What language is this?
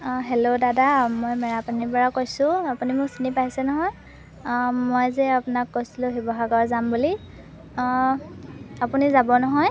Assamese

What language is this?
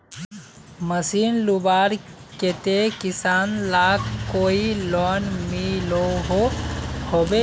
Magahi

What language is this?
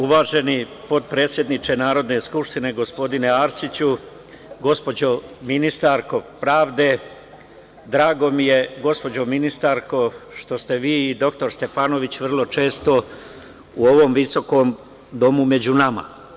Serbian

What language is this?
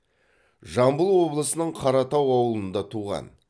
Kazakh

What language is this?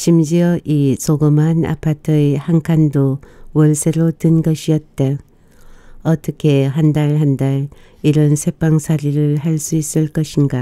Korean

